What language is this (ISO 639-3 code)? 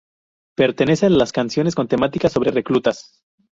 spa